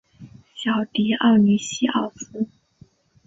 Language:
Chinese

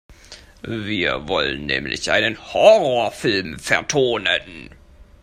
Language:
German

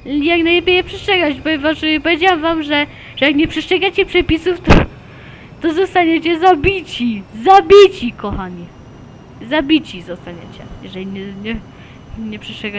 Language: Polish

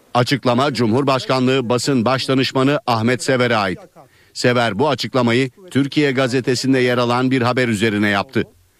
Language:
Turkish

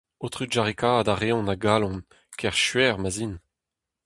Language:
Breton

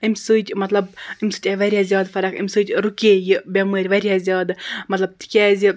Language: Kashmiri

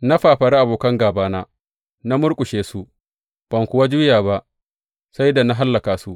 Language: Hausa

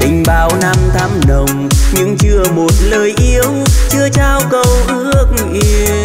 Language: Vietnamese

